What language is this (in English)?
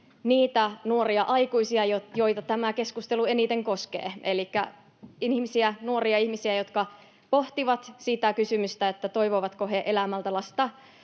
Finnish